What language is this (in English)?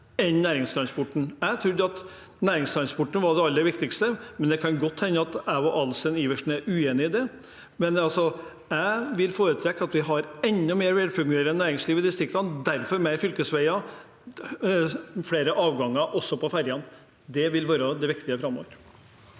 Norwegian